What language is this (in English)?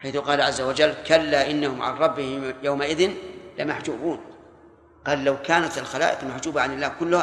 Arabic